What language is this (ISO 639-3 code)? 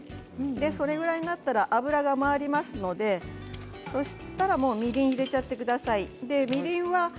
jpn